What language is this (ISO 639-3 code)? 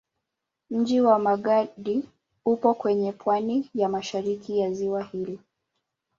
swa